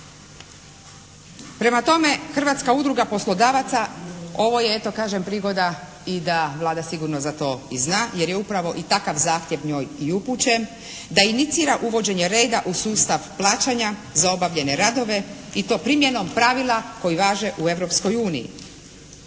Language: Croatian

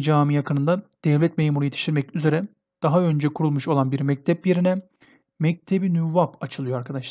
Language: Turkish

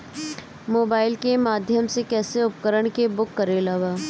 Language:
Bhojpuri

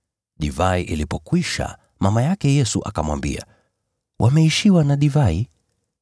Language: Swahili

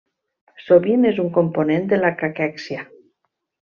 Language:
Catalan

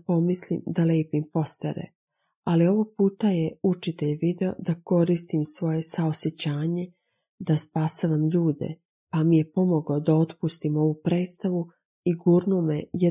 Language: Croatian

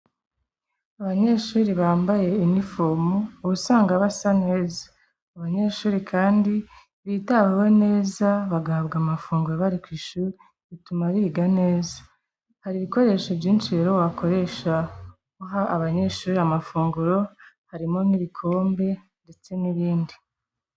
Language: Kinyarwanda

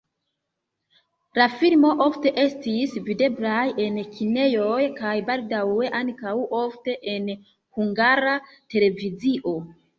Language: Esperanto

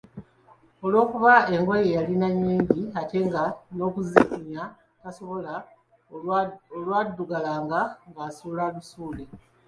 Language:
Ganda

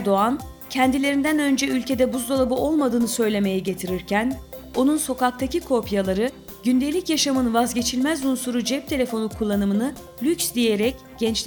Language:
Turkish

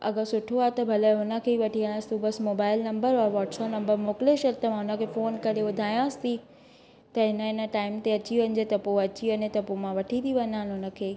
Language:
Sindhi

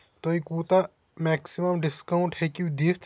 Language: Kashmiri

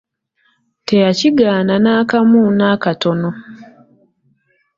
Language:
Ganda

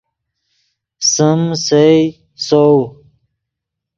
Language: Yidgha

